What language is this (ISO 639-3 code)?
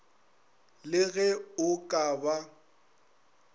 nso